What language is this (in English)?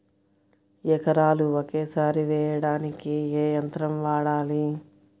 Telugu